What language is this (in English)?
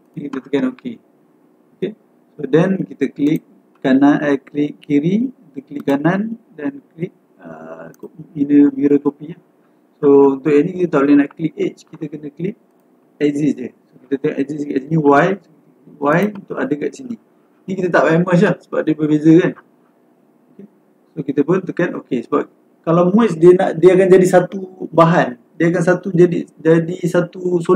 Malay